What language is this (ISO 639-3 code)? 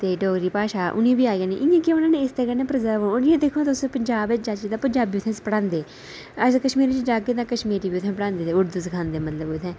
doi